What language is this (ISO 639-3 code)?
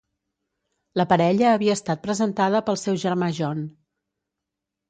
cat